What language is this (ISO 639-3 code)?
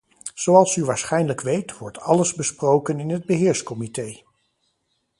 nld